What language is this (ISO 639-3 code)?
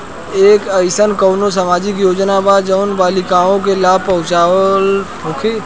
bho